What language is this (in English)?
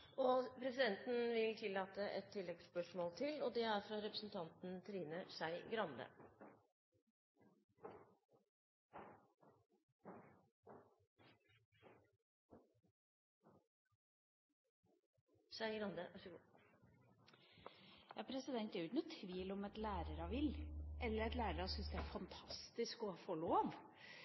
Norwegian